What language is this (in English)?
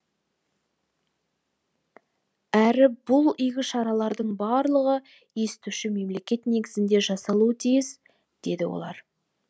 Kazakh